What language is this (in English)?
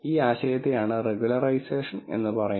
Malayalam